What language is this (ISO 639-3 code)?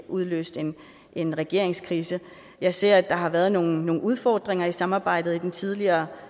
dan